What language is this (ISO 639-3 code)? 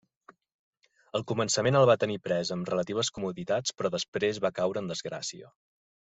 cat